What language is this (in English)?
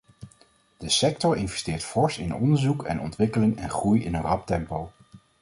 Dutch